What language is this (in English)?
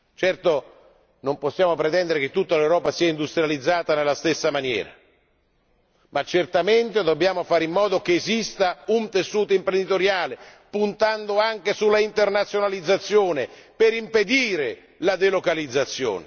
Italian